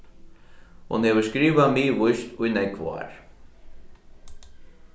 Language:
Faroese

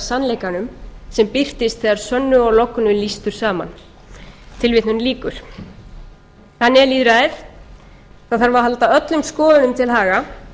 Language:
Icelandic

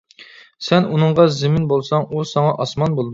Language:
Uyghur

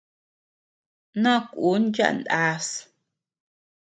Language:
Tepeuxila Cuicatec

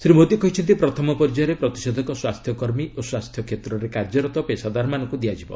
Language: Odia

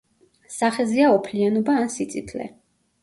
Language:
Georgian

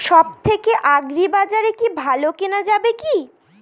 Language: Bangla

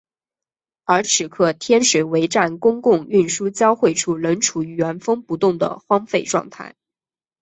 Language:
Chinese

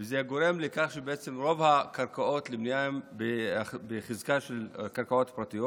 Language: Hebrew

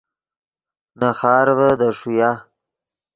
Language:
Yidgha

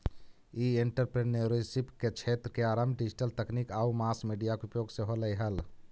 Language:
Magahi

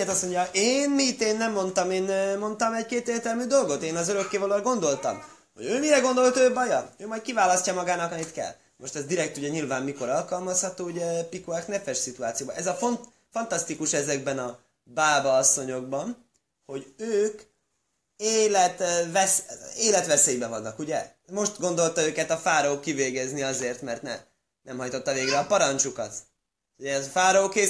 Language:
Hungarian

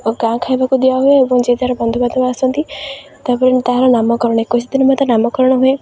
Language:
Odia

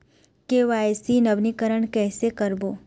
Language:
Chhattisgarhi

